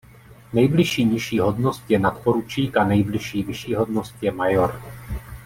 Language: Czech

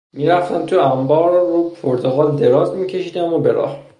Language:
Persian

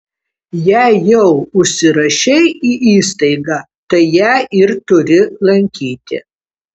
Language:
Lithuanian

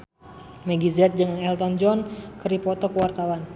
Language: Sundanese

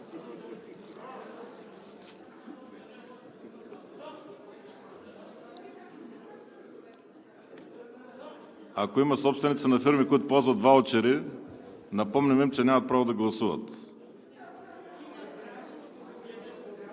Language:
Bulgarian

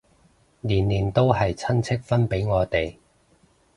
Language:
Cantonese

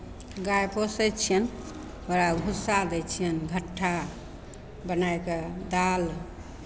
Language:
Maithili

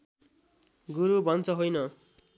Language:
Nepali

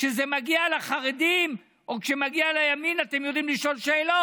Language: Hebrew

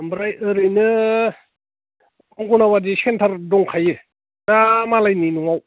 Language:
Bodo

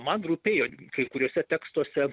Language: Lithuanian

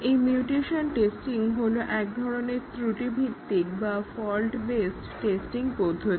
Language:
Bangla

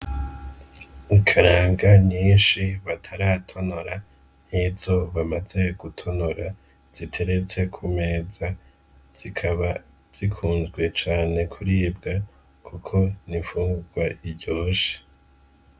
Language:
Rundi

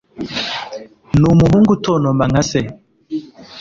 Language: Kinyarwanda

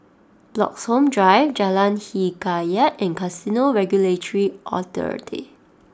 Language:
English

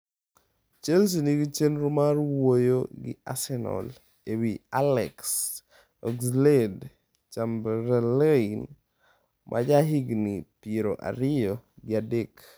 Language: Luo (Kenya and Tanzania)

